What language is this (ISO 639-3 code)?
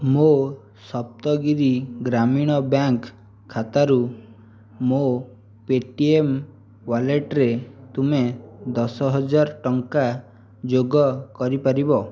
ori